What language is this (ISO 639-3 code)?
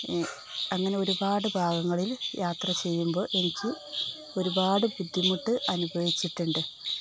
mal